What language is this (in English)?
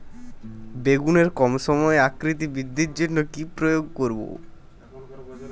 Bangla